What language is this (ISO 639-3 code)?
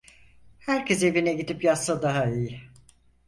tur